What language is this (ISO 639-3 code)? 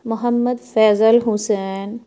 urd